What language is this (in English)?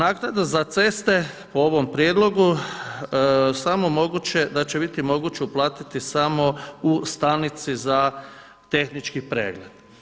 Croatian